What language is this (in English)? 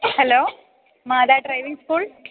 Malayalam